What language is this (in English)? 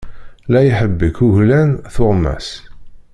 Kabyle